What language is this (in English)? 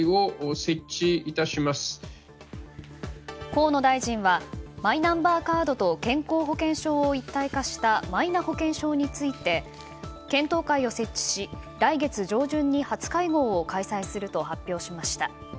Japanese